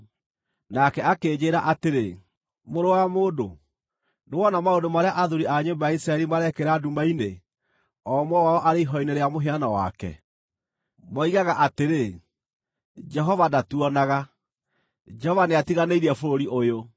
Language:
Kikuyu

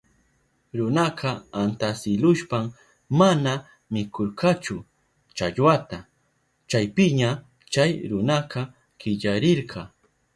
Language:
Southern Pastaza Quechua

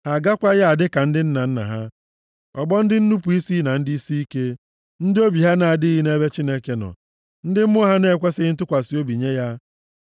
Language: Igbo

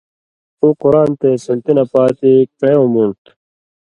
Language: Indus Kohistani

